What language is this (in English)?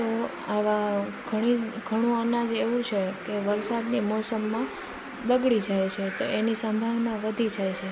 Gujarati